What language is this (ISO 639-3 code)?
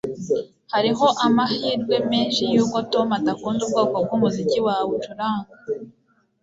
kin